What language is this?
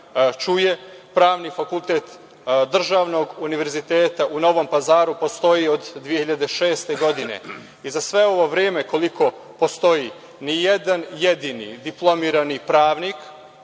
Serbian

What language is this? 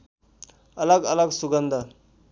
Nepali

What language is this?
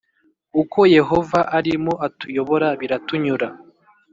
Kinyarwanda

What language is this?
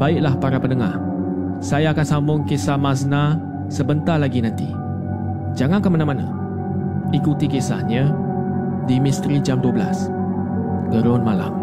Malay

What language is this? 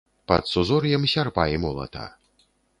Belarusian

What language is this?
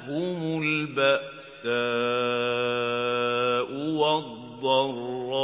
Arabic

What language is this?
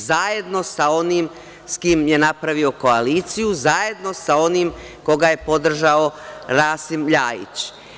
Serbian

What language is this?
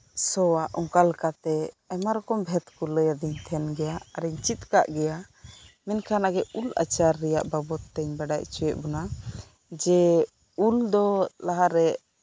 Santali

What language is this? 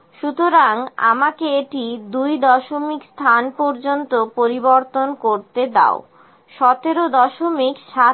Bangla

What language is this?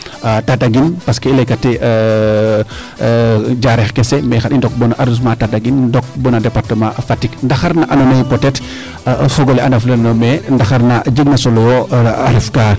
Serer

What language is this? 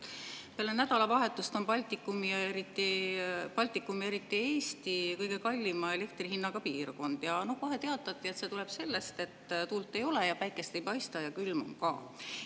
Estonian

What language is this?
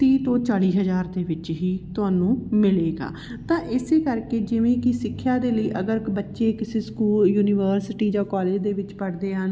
Punjabi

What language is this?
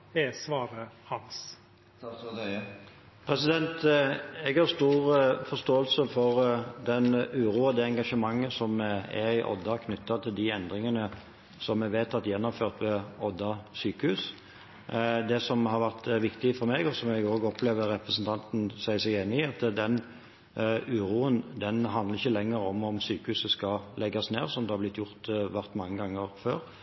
Norwegian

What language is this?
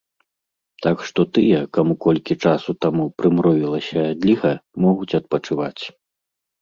Belarusian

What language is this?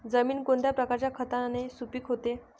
Marathi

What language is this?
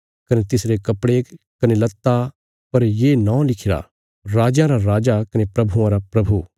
Bilaspuri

